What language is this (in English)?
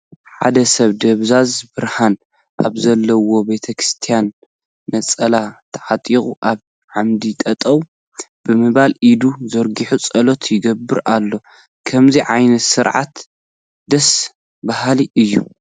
Tigrinya